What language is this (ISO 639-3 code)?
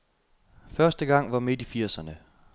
dan